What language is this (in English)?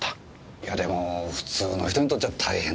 Japanese